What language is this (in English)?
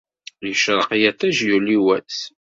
Kabyle